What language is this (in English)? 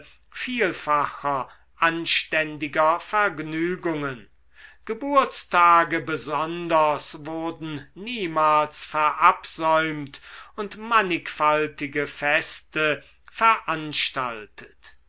German